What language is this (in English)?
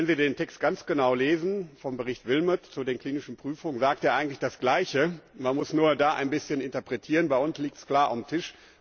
German